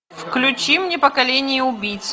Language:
Russian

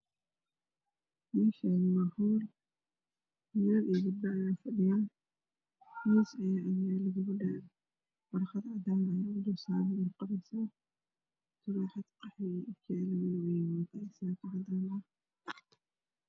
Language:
Somali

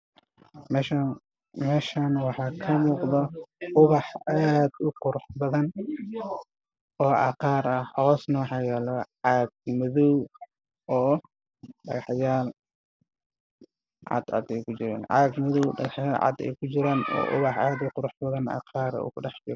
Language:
Somali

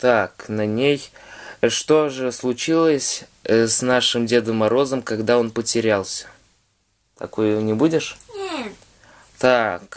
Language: Russian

